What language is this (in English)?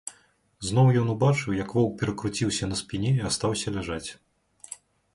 Belarusian